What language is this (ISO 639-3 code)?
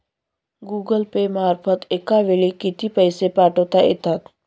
mar